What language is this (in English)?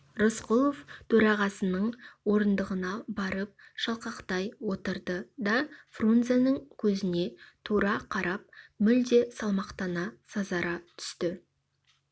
Kazakh